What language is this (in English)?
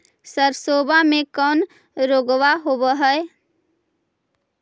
Magahi